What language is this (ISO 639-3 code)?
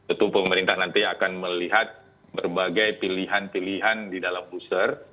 ind